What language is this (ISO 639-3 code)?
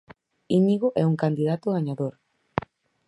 glg